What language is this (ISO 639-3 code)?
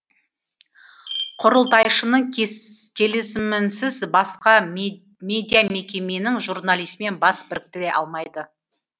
kaz